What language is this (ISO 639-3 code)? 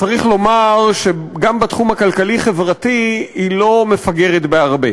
heb